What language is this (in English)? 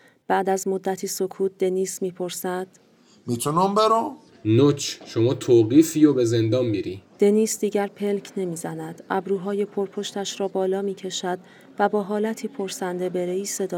Persian